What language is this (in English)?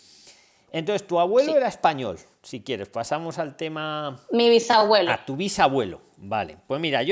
Spanish